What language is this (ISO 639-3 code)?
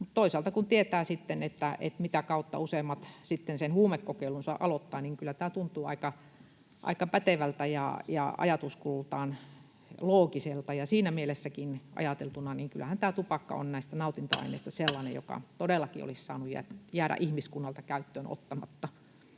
fin